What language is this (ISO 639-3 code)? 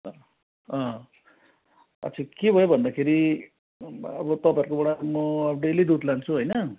nep